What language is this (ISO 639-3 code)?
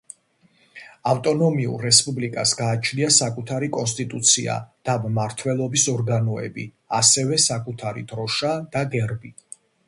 kat